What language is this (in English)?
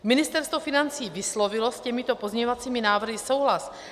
Czech